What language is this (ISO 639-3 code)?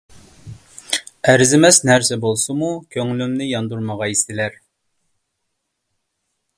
uig